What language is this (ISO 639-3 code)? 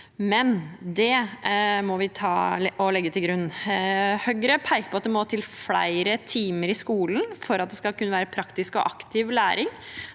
nor